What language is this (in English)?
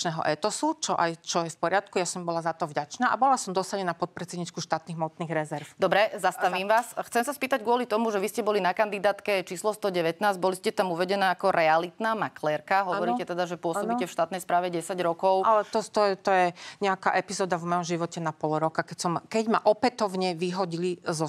Slovak